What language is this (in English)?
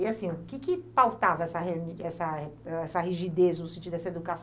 Portuguese